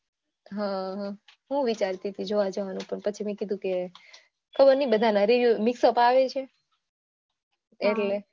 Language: Gujarati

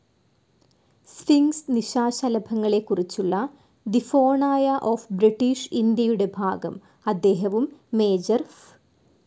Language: Malayalam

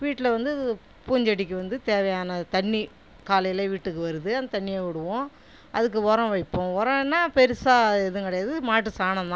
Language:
Tamil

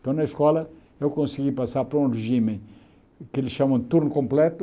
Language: Portuguese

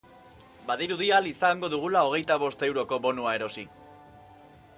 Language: Basque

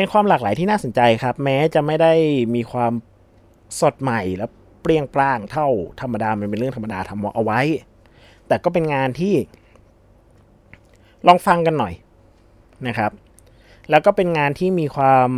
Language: Thai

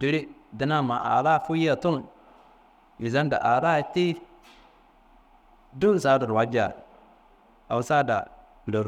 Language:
Kanembu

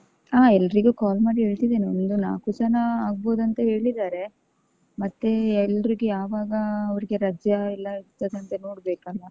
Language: Kannada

